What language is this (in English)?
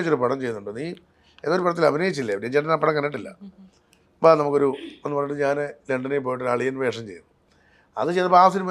Malayalam